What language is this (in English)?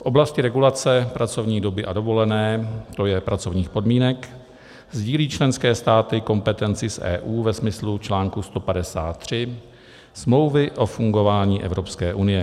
Czech